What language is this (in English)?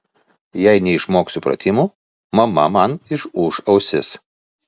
Lithuanian